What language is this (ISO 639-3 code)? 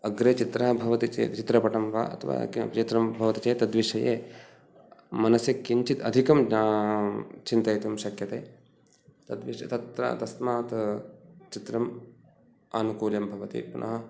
san